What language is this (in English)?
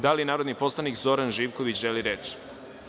Serbian